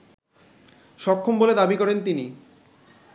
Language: Bangla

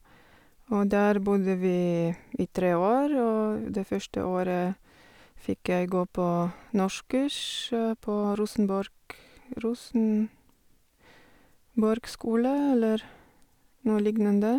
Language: Norwegian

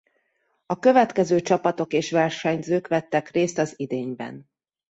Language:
Hungarian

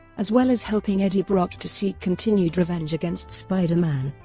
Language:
English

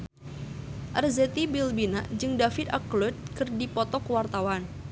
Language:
Sundanese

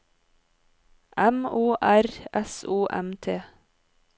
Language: Norwegian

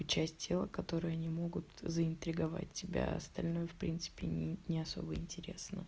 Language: Russian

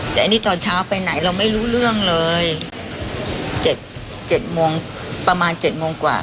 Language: Thai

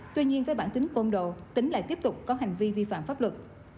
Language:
Vietnamese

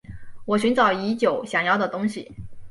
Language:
Chinese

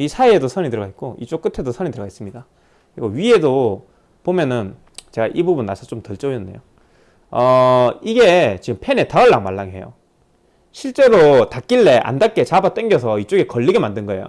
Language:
Korean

